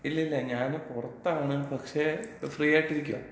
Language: Malayalam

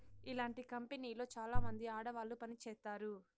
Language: Telugu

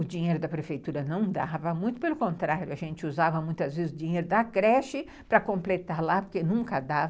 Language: Portuguese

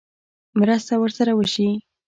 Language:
Pashto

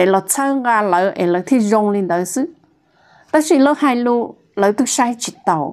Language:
Thai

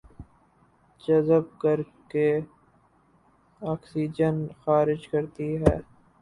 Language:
Urdu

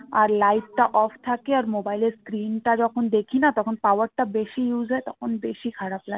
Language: Bangla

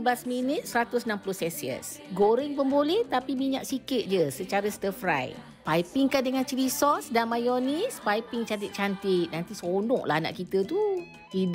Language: Malay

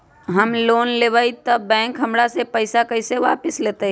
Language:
Magahi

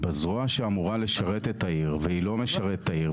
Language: Hebrew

